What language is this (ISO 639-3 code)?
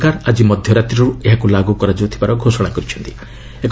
ori